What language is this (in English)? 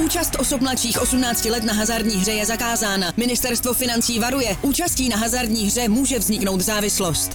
Czech